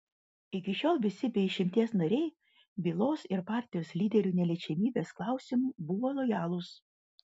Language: Lithuanian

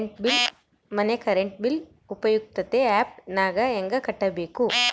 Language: Kannada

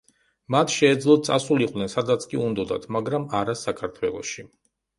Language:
Georgian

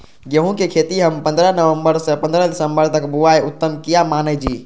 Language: Maithili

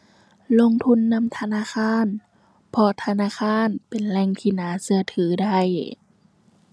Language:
Thai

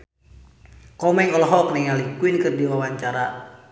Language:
Sundanese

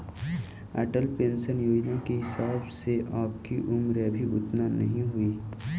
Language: Magahi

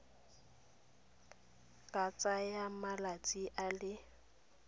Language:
Tswana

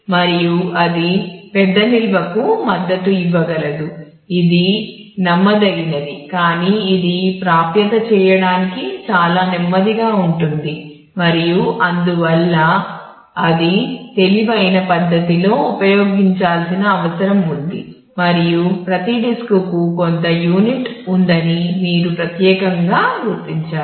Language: Telugu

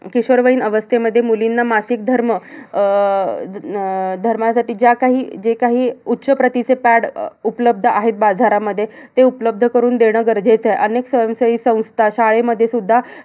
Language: Marathi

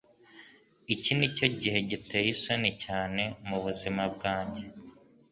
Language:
Kinyarwanda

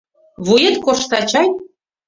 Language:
Mari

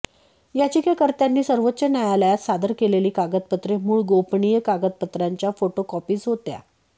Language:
Marathi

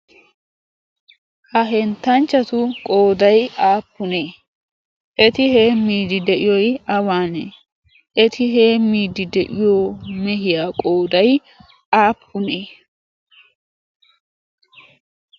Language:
Wolaytta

